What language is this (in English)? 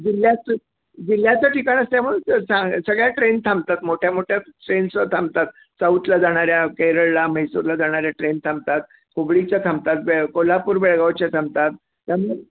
Marathi